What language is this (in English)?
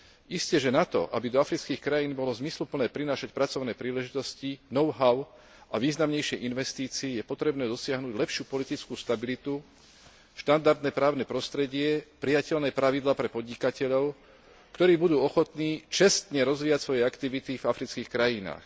Slovak